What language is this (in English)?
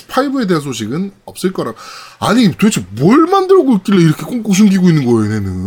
Korean